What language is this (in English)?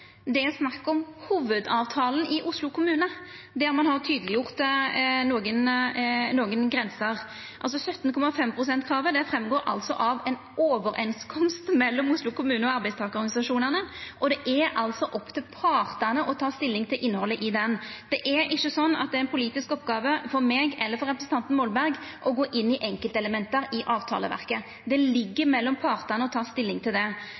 Norwegian Nynorsk